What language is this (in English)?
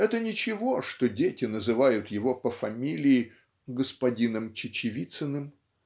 Russian